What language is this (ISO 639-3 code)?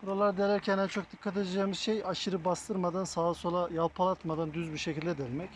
tur